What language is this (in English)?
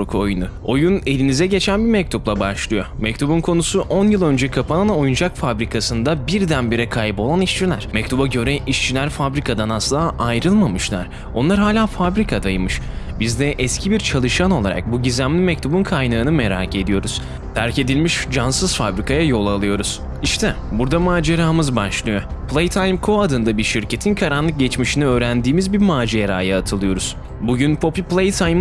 Turkish